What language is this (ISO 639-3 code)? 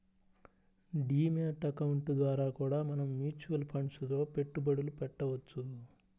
tel